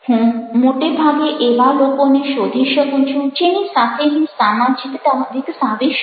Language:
Gujarati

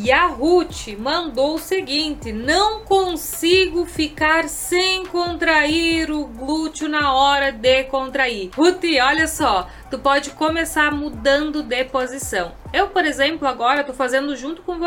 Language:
Portuguese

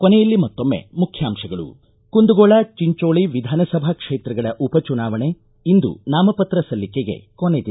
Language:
Kannada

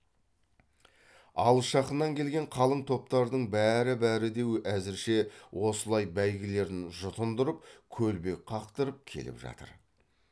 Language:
Kazakh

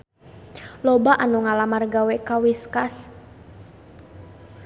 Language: Sundanese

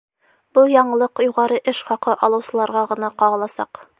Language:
Bashkir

